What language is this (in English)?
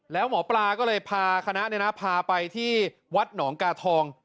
Thai